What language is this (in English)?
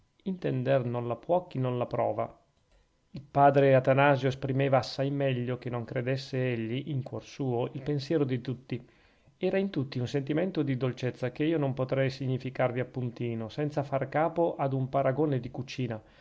Italian